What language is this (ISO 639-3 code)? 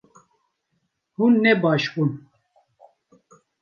kur